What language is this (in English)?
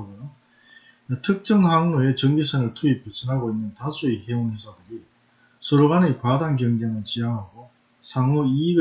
Korean